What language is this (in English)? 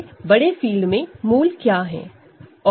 Hindi